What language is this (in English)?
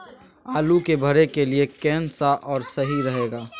Magahi